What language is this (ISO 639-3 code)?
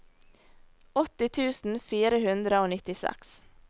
nor